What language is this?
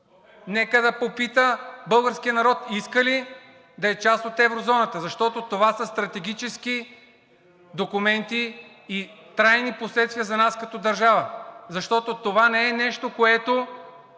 Bulgarian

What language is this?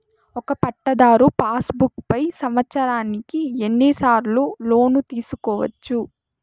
Telugu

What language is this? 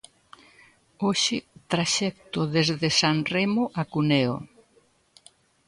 Galician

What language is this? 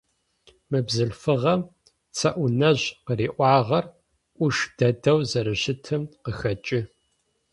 Adyghe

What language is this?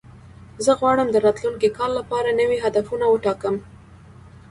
Pashto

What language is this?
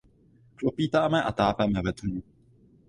Czech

